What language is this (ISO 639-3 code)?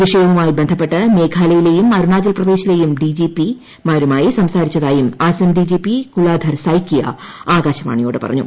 mal